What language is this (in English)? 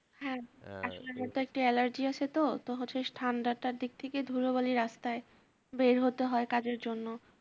Bangla